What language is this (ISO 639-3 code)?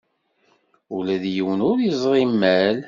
kab